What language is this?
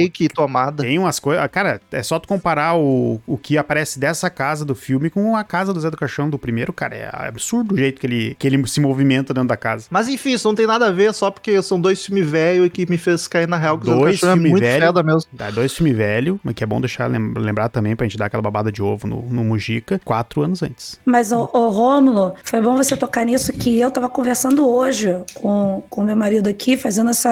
Portuguese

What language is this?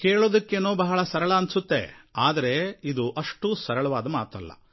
Kannada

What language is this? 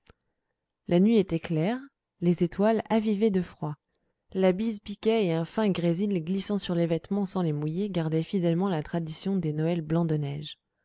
French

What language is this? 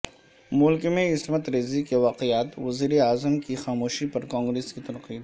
Urdu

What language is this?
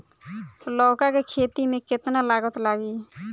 Bhojpuri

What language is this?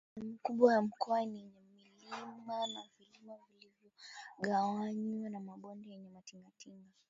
Swahili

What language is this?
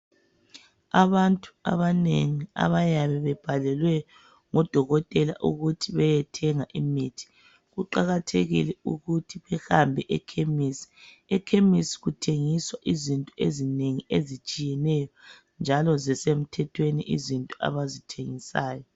North Ndebele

